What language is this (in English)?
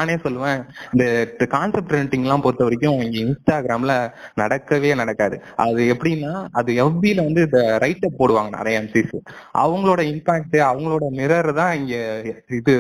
Tamil